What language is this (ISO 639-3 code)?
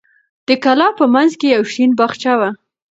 pus